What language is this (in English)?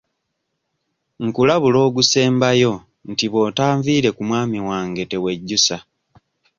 Ganda